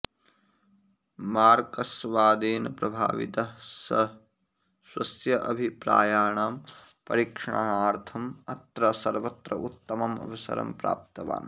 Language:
Sanskrit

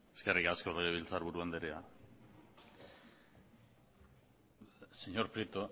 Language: Basque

